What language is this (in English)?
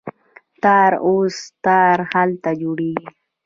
Pashto